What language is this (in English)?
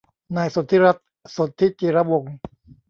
Thai